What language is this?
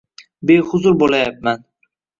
Uzbek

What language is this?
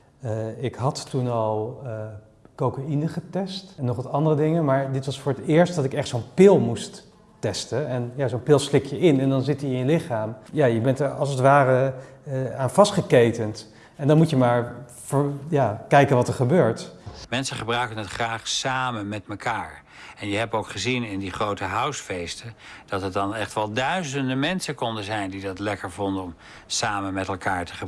Dutch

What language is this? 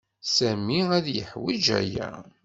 Kabyle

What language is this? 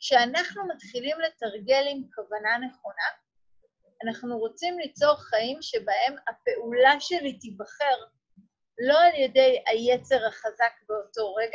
Hebrew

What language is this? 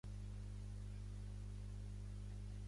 Catalan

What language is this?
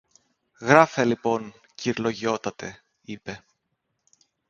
Greek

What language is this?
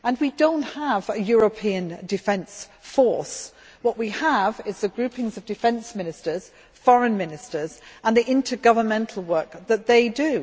English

